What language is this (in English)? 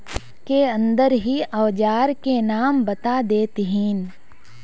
Magahi